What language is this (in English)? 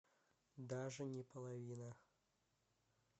Russian